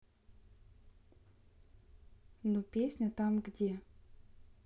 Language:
Russian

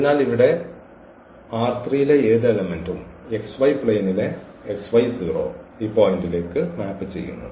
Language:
Malayalam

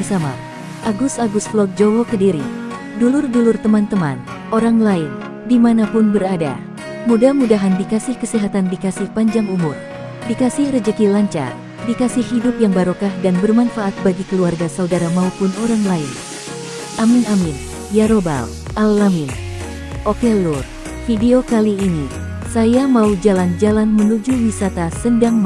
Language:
Indonesian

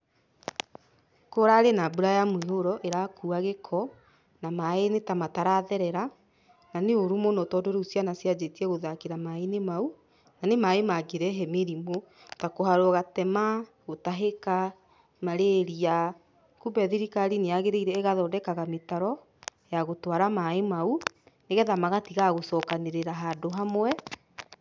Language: Kikuyu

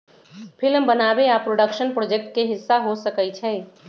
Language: Magahi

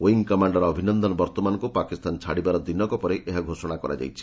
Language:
Odia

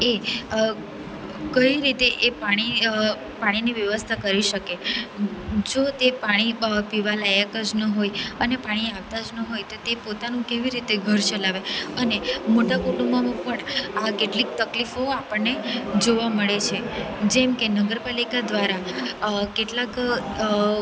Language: Gujarati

